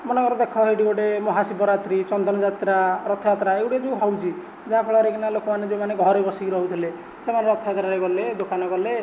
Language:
Odia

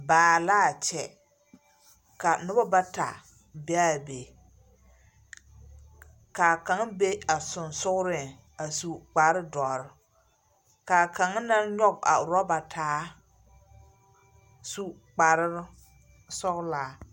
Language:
Southern Dagaare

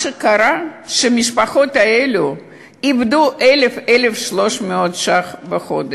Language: Hebrew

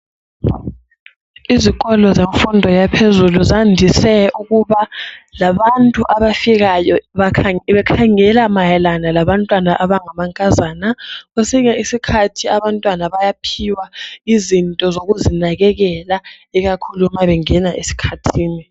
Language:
North Ndebele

